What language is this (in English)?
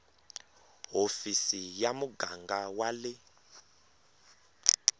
Tsonga